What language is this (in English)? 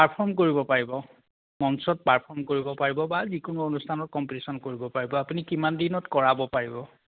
Assamese